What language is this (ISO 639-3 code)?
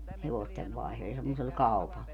fin